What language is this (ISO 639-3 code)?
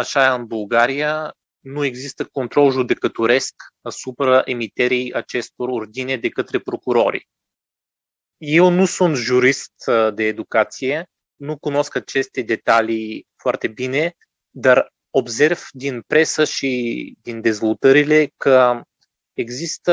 ron